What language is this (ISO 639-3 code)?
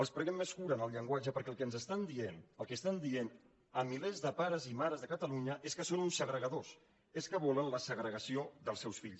cat